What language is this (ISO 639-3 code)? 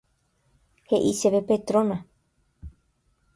grn